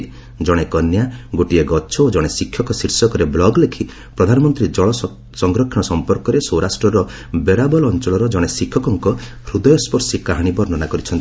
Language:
Odia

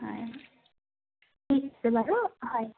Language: Assamese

